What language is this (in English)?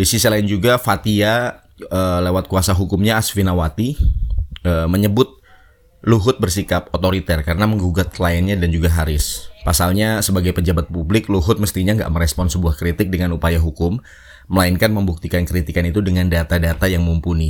Indonesian